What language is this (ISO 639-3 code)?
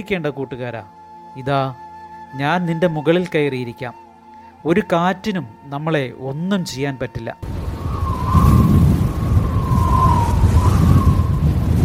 mal